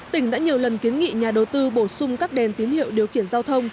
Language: Vietnamese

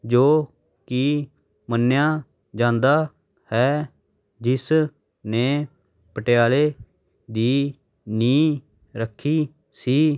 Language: Punjabi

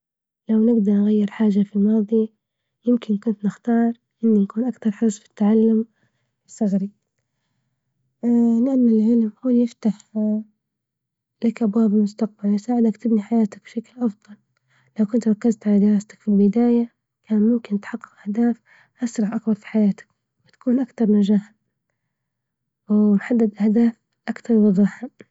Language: Libyan Arabic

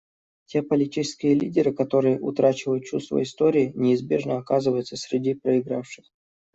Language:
Russian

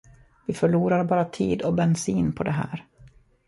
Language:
Swedish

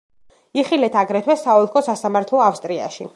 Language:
Georgian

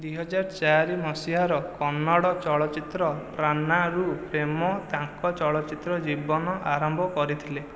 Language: Odia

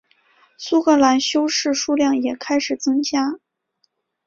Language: Chinese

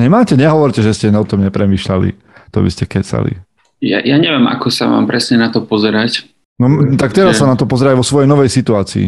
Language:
Slovak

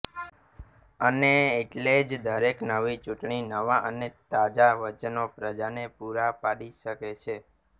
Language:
Gujarati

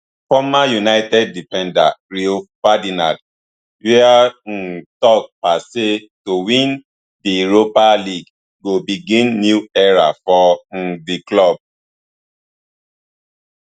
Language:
Nigerian Pidgin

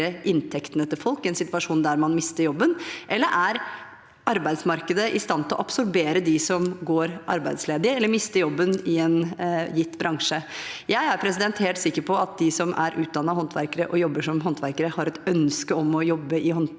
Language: Norwegian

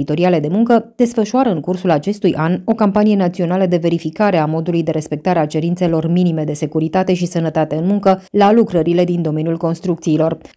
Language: Romanian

